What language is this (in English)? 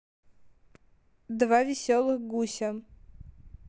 Russian